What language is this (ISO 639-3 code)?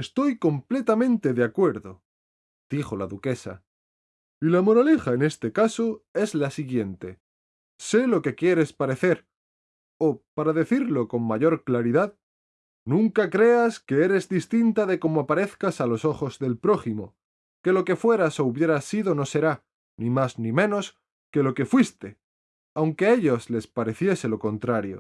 spa